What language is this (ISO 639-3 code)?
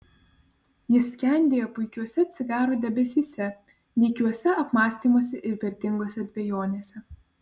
lit